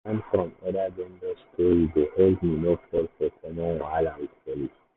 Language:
Nigerian Pidgin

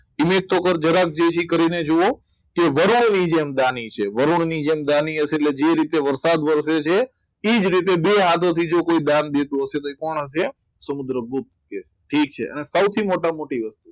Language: Gujarati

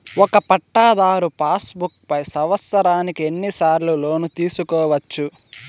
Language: Telugu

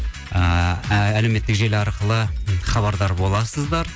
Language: Kazakh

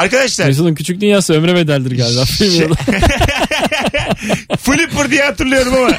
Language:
Turkish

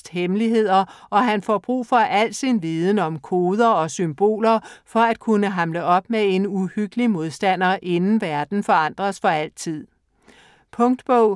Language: Danish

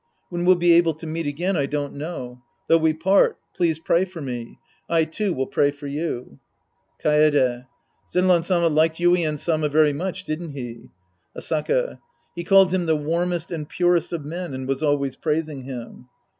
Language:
English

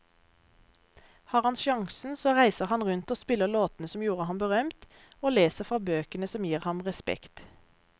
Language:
Norwegian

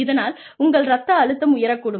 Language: Tamil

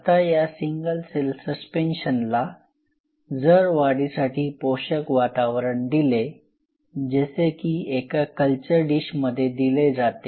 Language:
Marathi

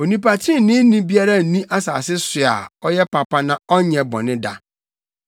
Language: Akan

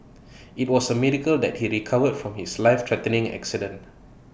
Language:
English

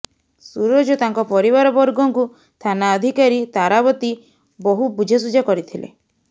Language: Odia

